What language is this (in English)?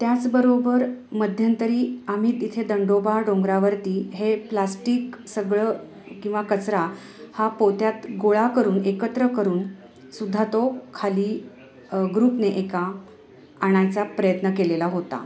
Marathi